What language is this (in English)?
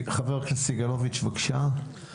Hebrew